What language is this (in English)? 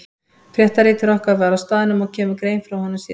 Icelandic